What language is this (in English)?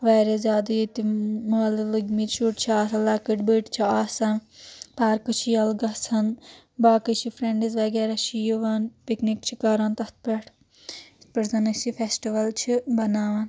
Kashmiri